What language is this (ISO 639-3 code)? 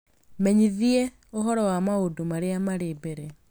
kik